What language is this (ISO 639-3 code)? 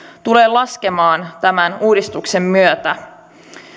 fin